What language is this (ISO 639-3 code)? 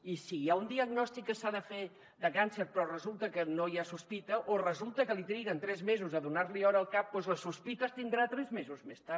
cat